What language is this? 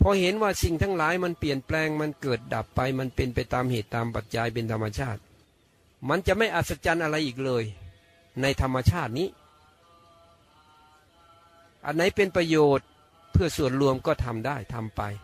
Thai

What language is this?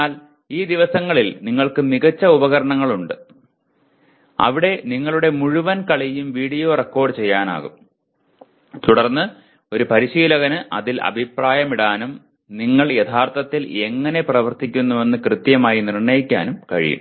Malayalam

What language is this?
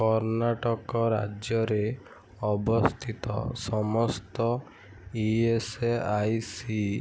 Odia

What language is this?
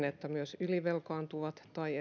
Finnish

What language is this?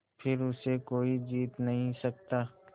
Hindi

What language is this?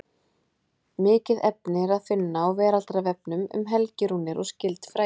Icelandic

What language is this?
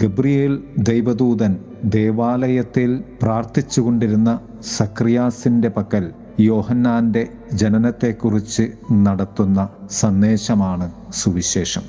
Malayalam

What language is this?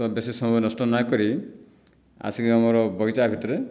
Odia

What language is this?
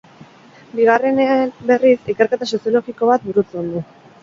Basque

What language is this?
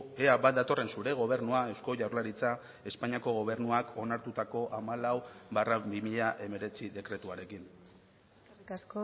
Basque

